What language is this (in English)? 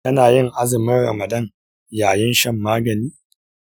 Hausa